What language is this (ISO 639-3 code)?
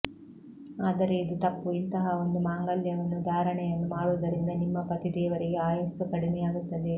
kan